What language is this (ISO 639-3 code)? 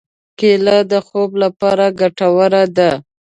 pus